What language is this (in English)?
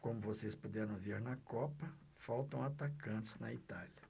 Portuguese